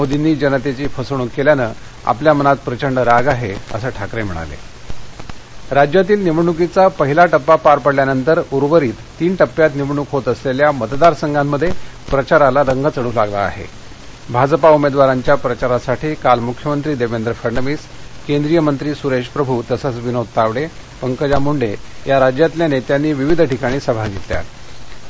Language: Marathi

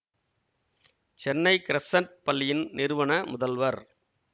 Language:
Tamil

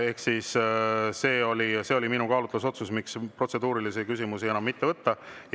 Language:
Estonian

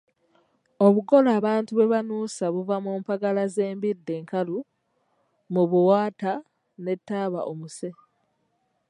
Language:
Ganda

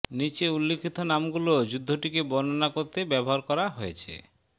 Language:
Bangla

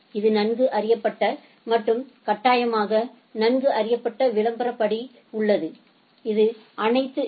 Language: Tamil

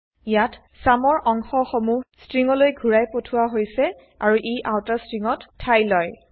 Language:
Assamese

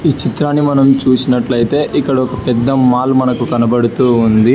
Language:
Telugu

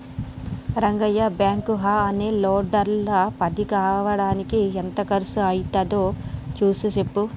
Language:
Telugu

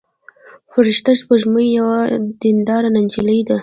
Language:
Pashto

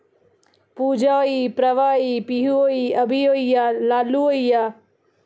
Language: Dogri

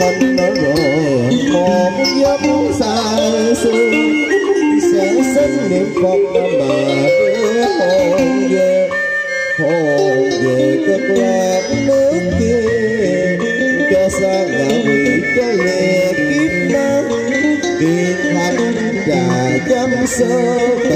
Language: Vietnamese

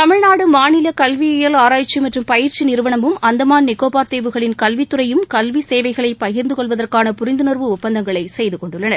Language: Tamil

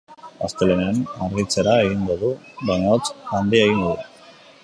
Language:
Basque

